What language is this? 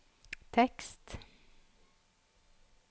Norwegian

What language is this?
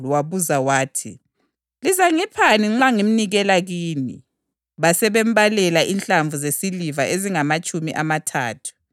North Ndebele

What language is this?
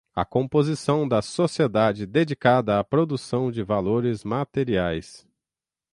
Portuguese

